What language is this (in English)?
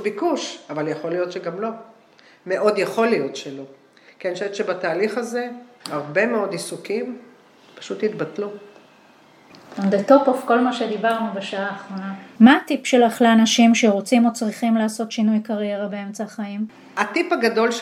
Hebrew